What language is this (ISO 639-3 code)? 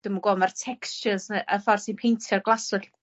cym